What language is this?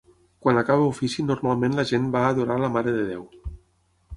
Catalan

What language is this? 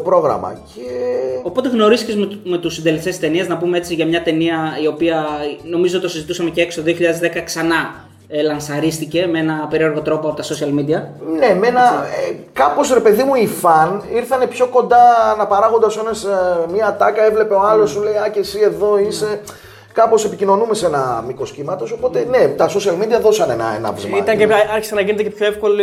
Greek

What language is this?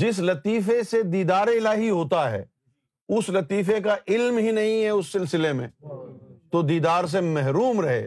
Urdu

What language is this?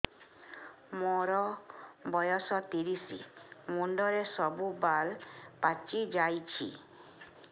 Odia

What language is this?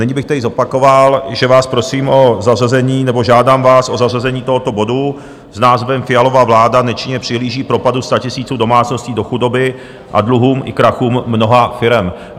Czech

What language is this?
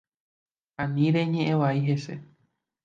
Guarani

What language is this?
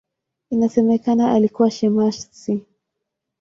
Swahili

